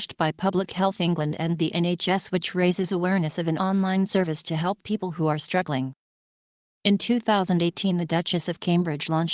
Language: English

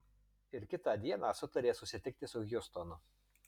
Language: Lithuanian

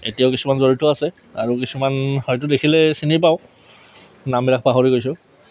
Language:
Assamese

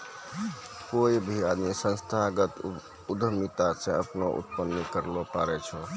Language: Maithili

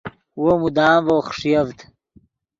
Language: Yidgha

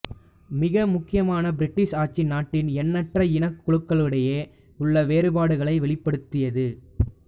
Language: Tamil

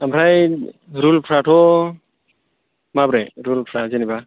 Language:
Bodo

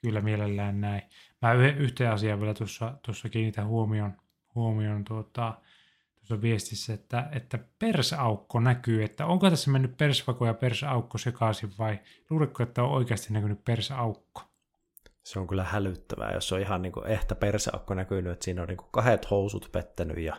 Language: Finnish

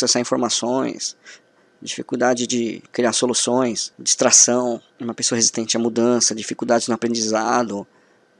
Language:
Portuguese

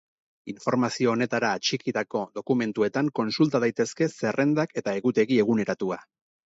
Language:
Basque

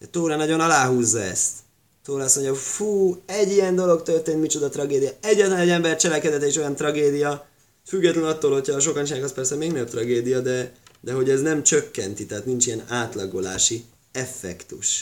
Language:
Hungarian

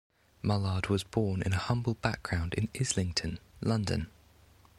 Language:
English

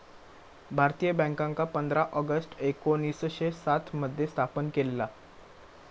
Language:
Marathi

